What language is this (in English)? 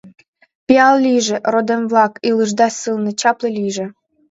Mari